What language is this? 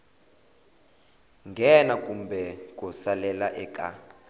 Tsonga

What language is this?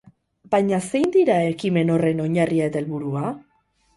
Basque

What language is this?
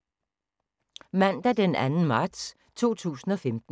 Danish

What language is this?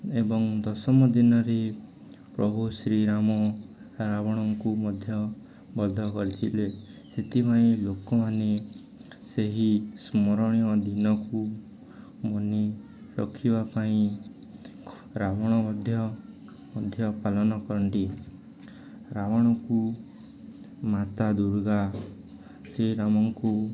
Odia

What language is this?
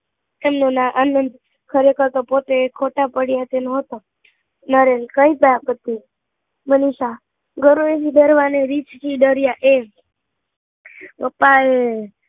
Gujarati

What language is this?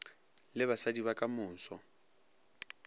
Northern Sotho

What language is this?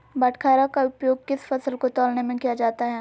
Magahi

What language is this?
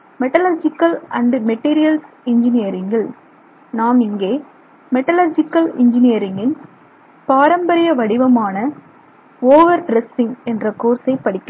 Tamil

